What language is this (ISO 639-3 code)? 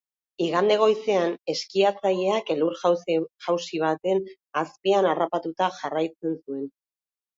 eus